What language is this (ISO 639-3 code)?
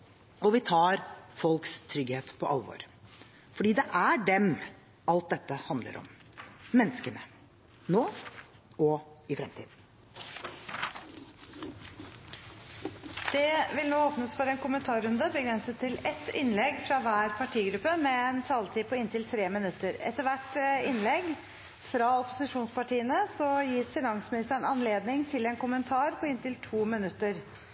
nob